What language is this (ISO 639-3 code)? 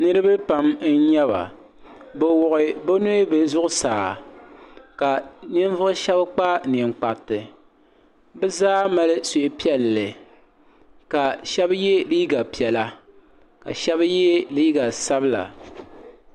dag